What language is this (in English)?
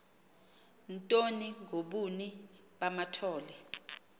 Xhosa